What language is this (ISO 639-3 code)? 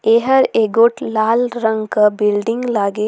sgj